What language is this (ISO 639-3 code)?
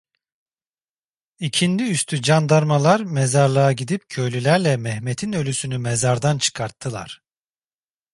tur